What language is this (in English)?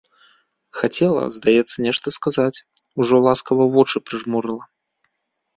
Belarusian